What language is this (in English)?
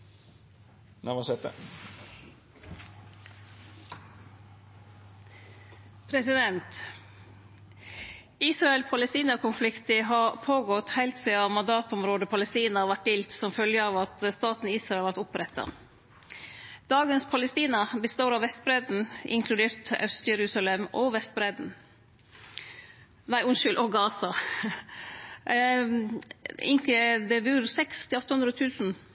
Norwegian